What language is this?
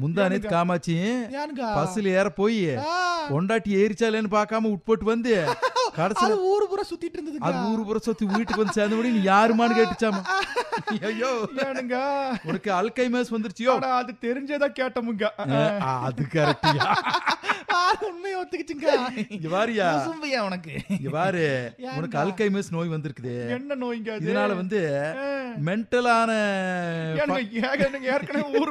Tamil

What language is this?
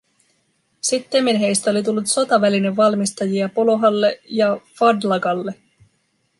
Finnish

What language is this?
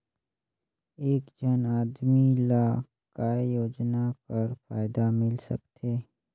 Chhattisgarhi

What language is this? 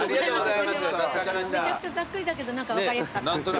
Japanese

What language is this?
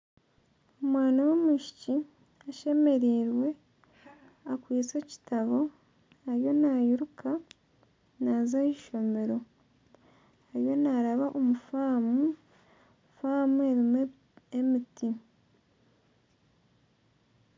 Nyankole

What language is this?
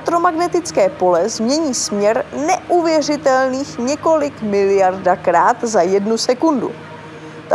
Czech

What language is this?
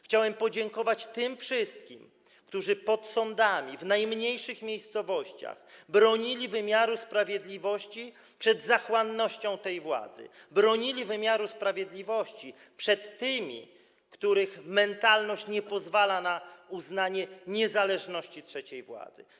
Polish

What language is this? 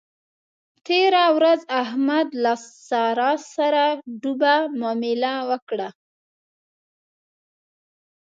Pashto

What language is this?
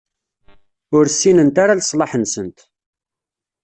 Kabyle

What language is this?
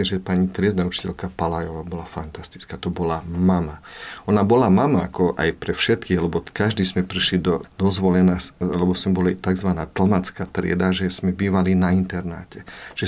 Slovak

